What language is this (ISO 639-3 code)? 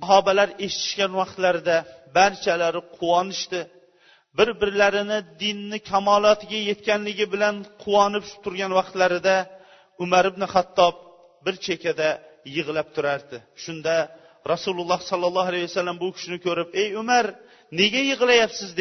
bul